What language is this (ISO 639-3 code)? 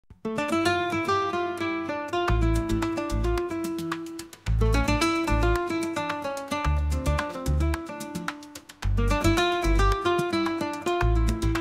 ara